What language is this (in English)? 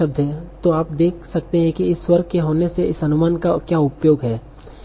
Hindi